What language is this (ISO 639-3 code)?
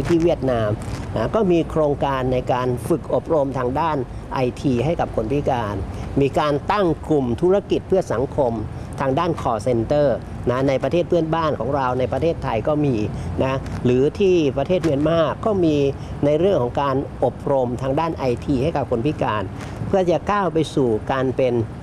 tha